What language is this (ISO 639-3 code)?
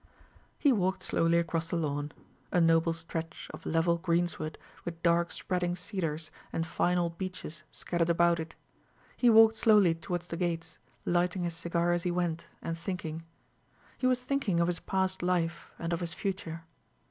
eng